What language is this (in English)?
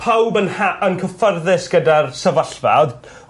Welsh